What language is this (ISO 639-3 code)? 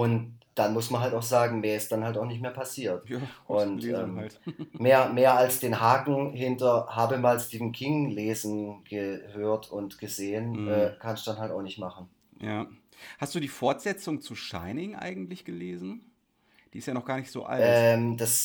deu